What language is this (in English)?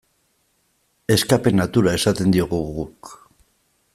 Basque